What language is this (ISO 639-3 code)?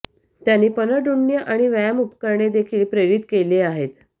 mar